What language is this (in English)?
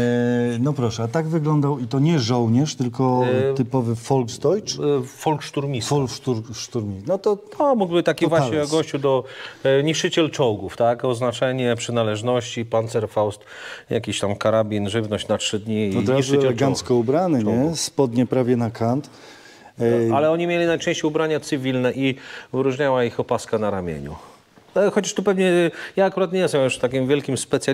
Polish